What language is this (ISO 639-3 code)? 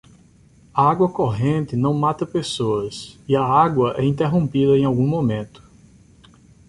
por